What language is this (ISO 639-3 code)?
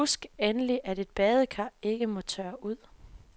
dan